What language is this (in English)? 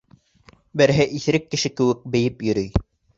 Bashkir